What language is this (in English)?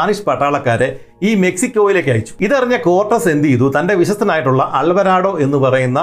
Malayalam